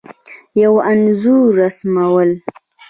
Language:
Pashto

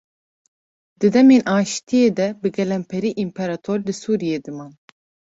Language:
Kurdish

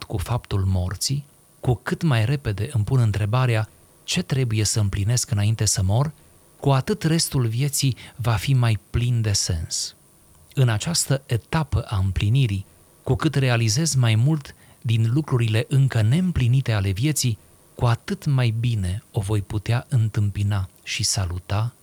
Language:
Romanian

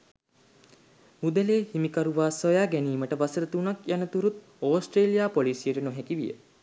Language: Sinhala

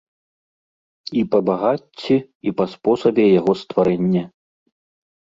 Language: Belarusian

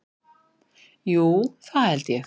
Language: Icelandic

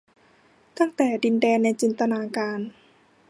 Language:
Thai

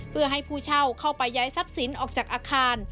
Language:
Thai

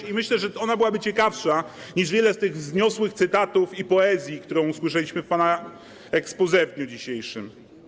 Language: Polish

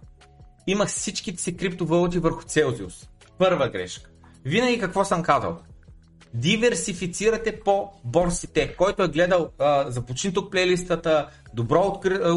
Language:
Bulgarian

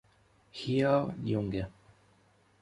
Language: Italian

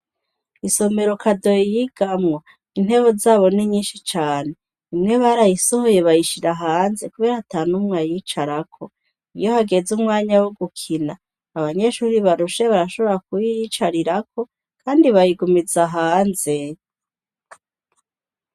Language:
Rundi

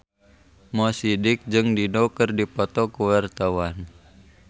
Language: Sundanese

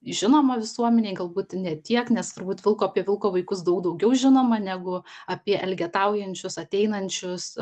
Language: Lithuanian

